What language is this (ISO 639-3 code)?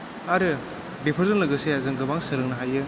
brx